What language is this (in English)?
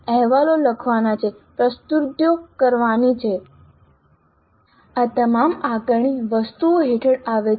Gujarati